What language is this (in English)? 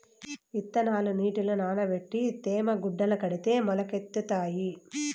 Telugu